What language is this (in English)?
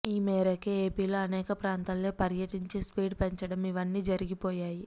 Telugu